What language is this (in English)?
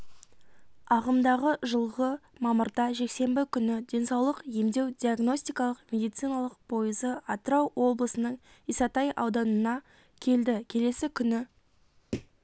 Kazakh